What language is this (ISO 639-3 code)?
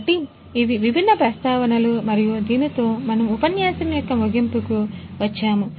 tel